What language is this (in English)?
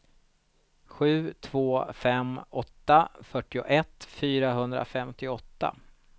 Swedish